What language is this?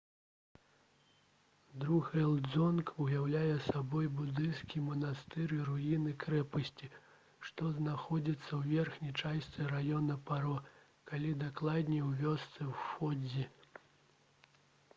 Belarusian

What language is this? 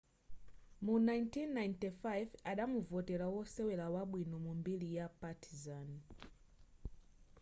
Nyanja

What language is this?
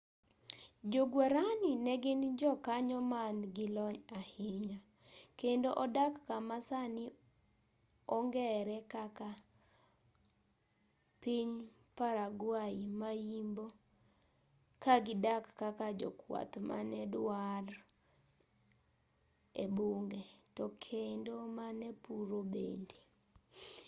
Luo (Kenya and Tanzania)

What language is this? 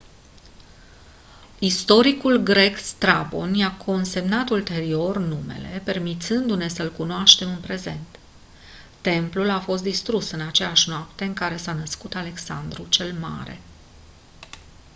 Romanian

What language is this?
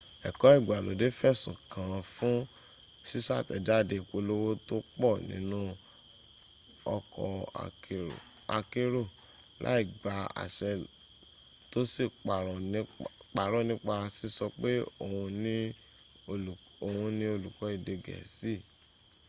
Yoruba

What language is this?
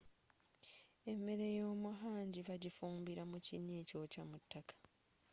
Ganda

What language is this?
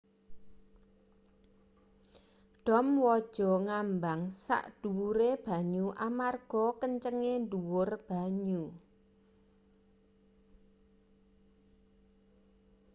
Javanese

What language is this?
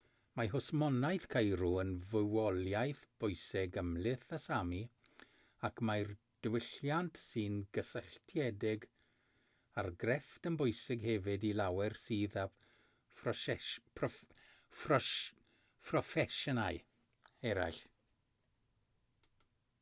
Welsh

